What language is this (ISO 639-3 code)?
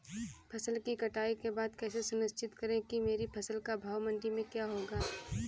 hin